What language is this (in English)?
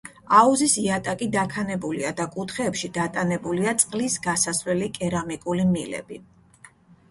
Georgian